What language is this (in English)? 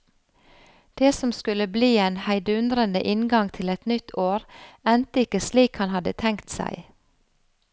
Norwegian